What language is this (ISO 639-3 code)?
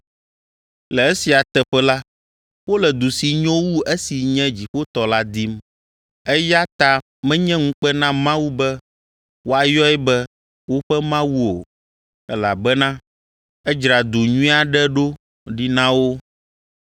ewe